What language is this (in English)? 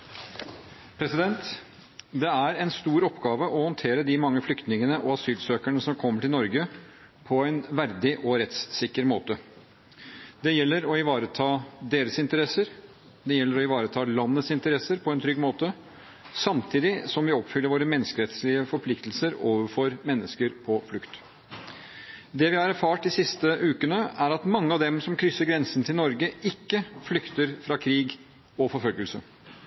Norwegian